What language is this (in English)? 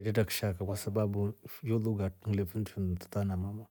Rombo